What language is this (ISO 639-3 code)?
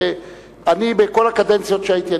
heb